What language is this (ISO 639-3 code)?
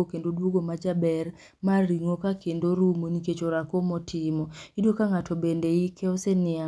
luo